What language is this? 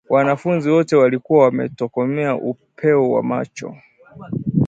Swahili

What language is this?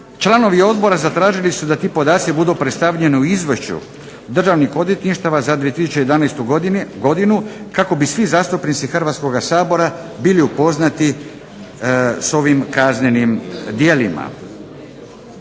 Croatian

